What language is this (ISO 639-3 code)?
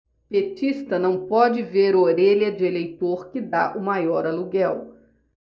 por